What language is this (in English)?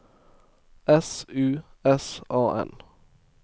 Norwegian